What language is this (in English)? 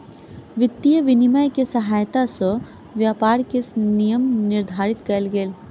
Maithili